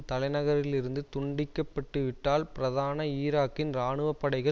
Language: Tamil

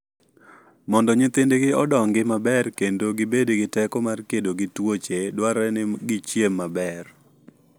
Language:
Luo (Kenya and Tanzania)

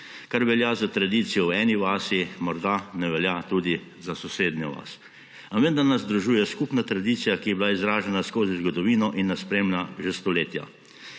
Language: Slovenian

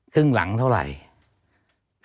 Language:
Thai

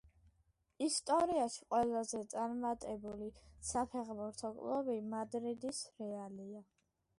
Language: Georgian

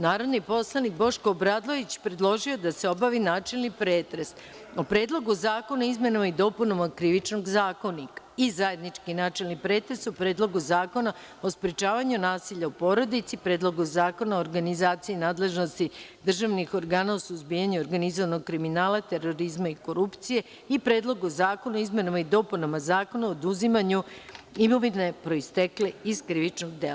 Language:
Serbian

